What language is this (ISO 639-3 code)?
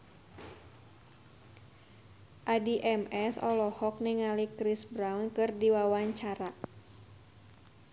sun